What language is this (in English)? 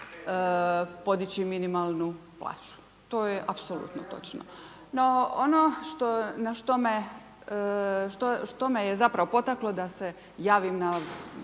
Croatian